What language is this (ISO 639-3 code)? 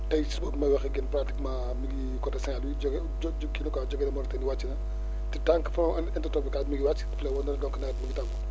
wol